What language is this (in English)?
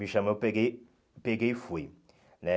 Portuguese